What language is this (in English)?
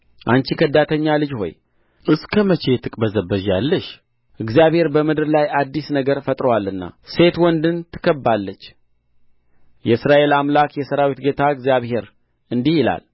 Amharic